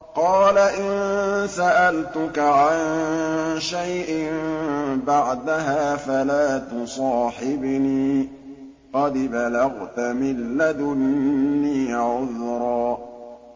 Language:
Arabic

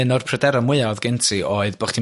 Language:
Welsh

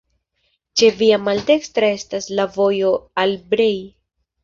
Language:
Esperanto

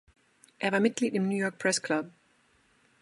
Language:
German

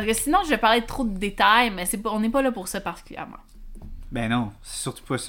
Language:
French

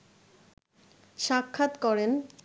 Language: Bangla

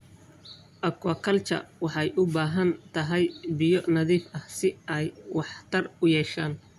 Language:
Somali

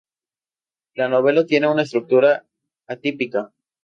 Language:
Spanish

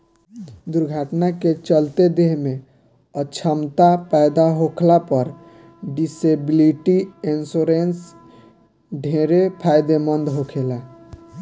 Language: Bhojpuri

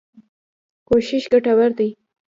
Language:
Pashto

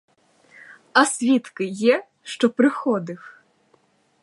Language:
Ukrainian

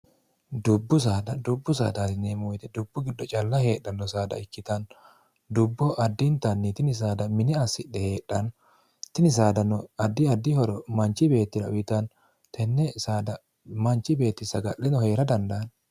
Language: Sidamo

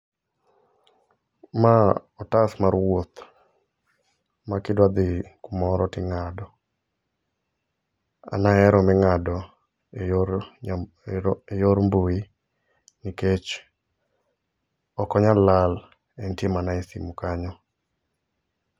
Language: Luo (Kenya and Tanzania)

